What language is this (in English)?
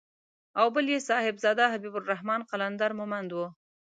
Pashto